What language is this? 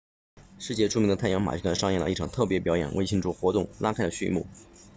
Chinese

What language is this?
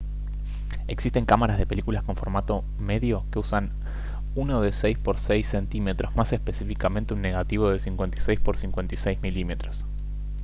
Spanish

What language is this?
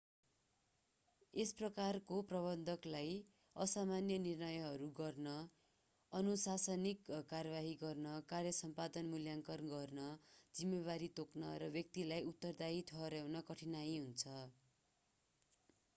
Nepali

